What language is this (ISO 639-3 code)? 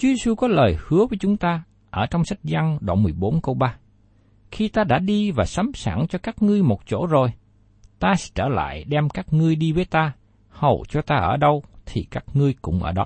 vie